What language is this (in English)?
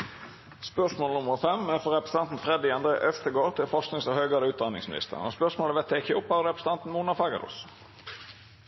Norwegian Nynorsk